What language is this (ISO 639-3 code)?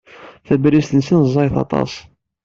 kab